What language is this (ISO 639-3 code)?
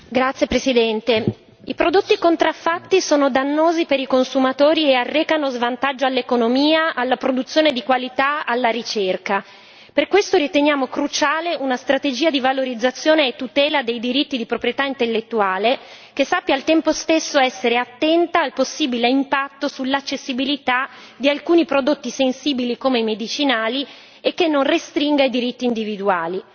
ita